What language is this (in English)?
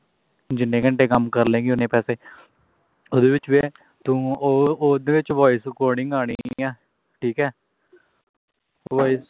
Punjabi